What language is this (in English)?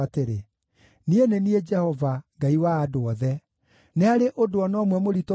Kikuyu